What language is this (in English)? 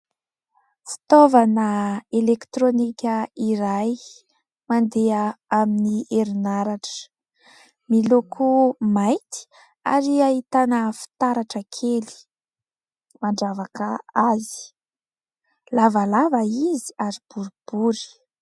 Malagasy